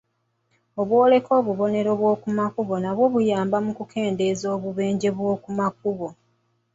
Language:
Ganda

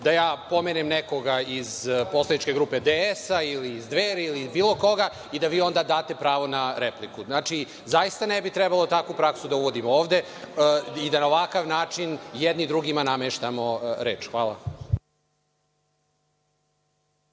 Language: Serbian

